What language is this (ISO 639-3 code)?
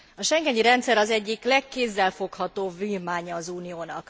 hun